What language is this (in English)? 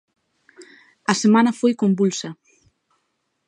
Galician